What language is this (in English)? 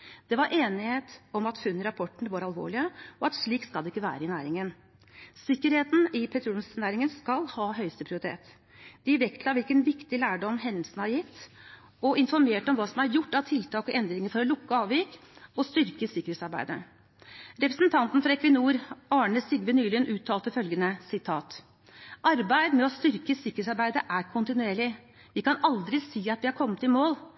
Norwegian Bokmål